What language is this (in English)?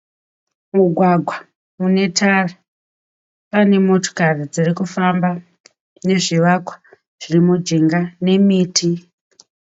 Shona